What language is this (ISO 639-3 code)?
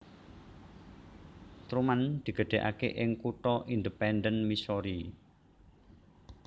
jav